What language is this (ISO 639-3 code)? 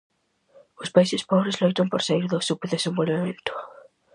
glg